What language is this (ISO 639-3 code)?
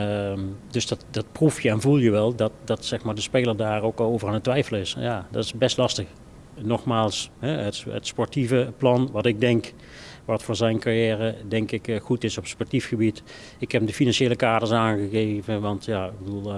nld